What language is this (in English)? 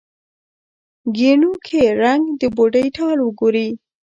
Pashto